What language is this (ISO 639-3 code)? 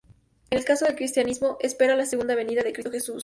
spa